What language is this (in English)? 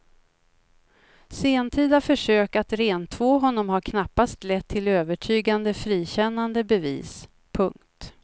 Swedish